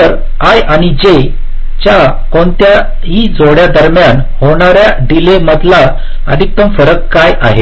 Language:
Marathi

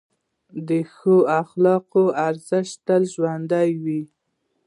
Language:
Pashto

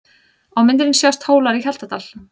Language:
Icelandic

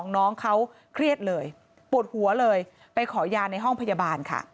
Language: Thai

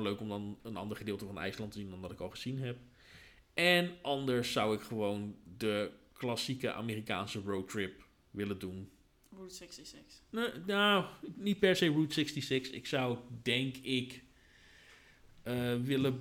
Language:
Dutch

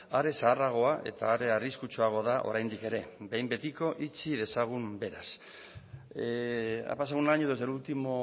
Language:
Basque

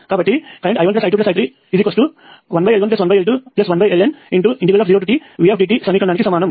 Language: Telugu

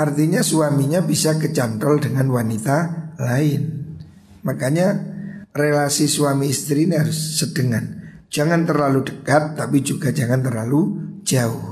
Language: Indonesian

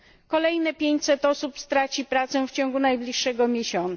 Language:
Polish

